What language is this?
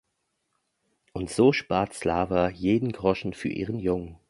German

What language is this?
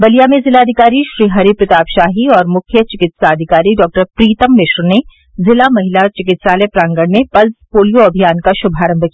Hindi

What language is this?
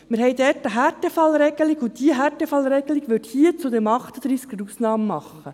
Swiss German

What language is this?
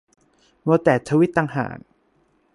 Thai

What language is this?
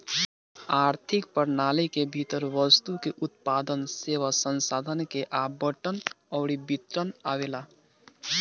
Bhojpuri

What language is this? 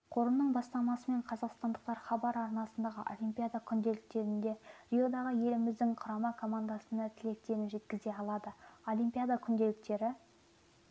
Kazakh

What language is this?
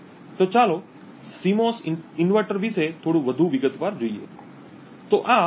Gujarati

